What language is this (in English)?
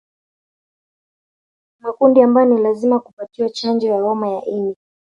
Swahili